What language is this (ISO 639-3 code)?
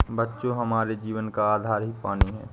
hin